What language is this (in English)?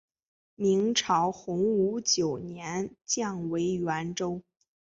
Chinese